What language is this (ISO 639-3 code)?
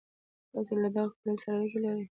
pus